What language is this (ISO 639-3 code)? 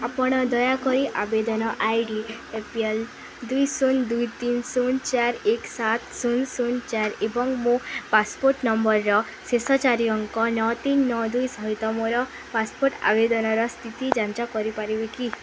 ori